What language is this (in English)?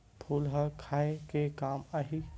Chhattisgarhi